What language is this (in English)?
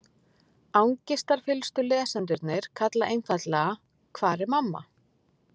Icelandic